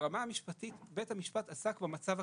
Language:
Hebrew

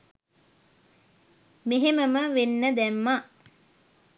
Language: Sinhala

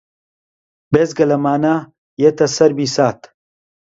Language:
Central Kurdish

